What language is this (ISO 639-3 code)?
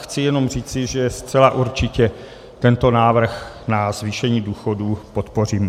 ces